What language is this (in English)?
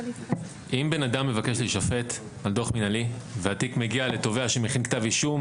Hebrew